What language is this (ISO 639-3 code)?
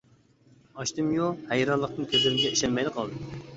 uig